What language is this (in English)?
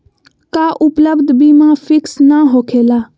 Magahi